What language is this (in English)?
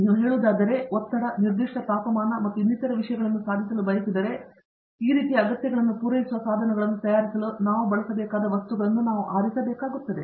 Kannada